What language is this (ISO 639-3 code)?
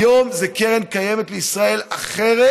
heb